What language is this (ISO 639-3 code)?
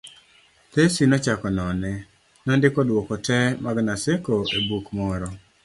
luo